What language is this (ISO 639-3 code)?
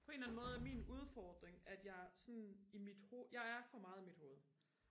dan